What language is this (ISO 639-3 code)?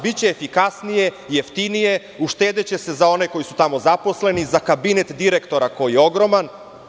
srp